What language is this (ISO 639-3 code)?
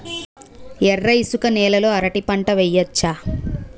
tel